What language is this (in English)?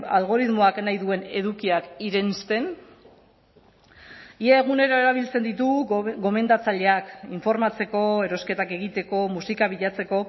Basque